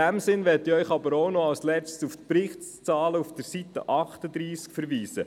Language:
Swiss German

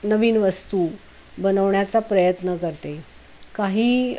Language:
Marathi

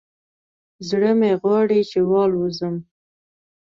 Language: Pashto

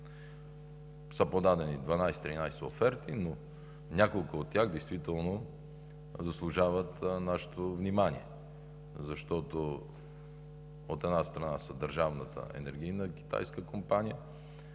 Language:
Bulgarian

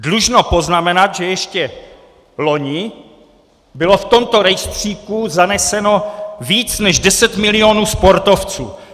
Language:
Czech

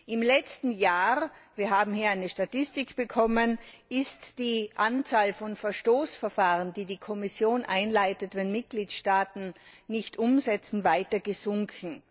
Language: German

